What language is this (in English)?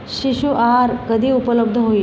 Marathi